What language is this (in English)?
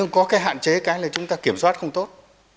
Vietnamese